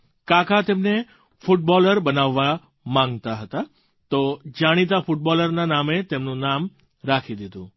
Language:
Gujarati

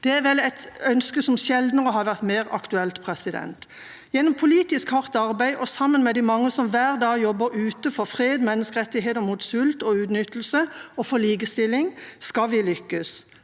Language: Norwegian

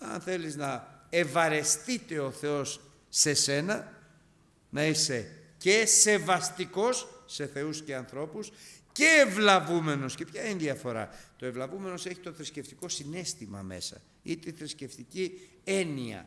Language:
Greek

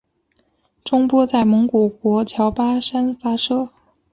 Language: Chinese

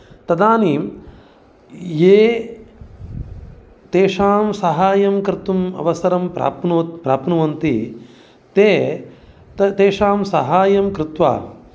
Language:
Sanskrit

